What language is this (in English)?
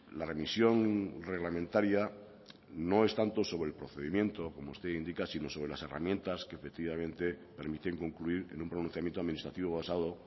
Spanish